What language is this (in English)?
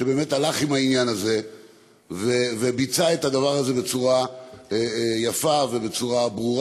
Hebrew